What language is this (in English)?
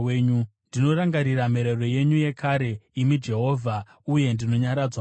Shona